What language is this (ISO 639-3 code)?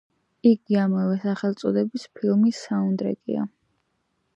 kat